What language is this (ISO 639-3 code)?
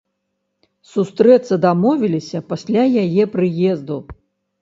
bel